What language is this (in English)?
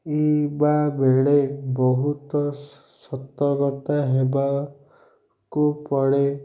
Odia